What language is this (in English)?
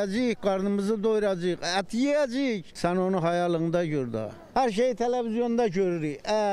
Turkish